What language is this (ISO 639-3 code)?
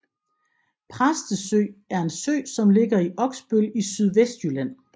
dan